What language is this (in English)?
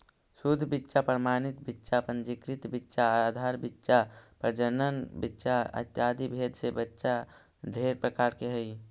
Magahi